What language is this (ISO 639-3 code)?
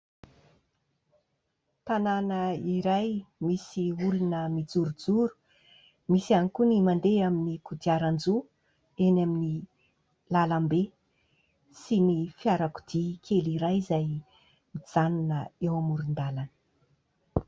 mlg